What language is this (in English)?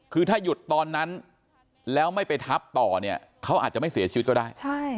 Thai